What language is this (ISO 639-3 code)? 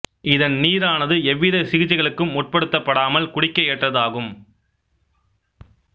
tam